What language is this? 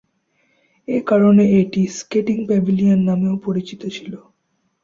Bangla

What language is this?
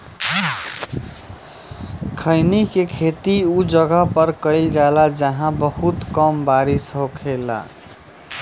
Bhojpuri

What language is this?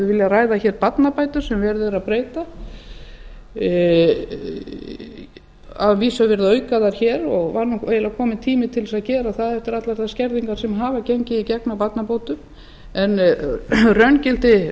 Icelandic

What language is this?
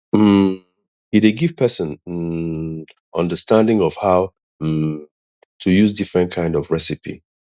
Nigerian Pidgin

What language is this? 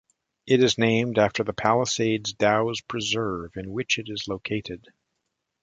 English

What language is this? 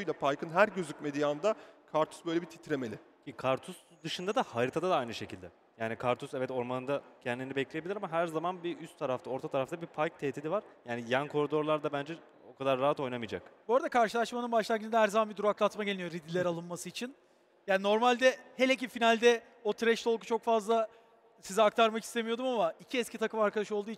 Turkish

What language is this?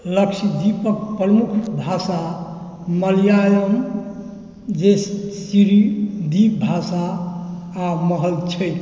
Maithili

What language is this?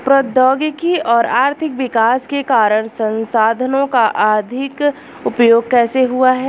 Hindi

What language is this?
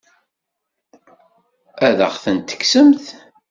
Kabyle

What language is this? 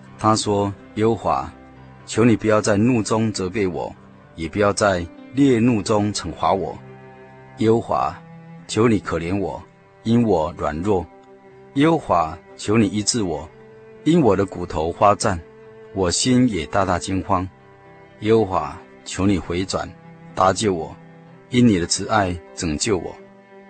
Chinese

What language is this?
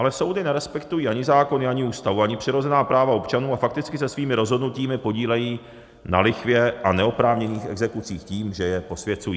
Czech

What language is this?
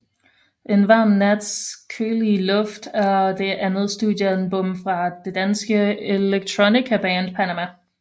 Danish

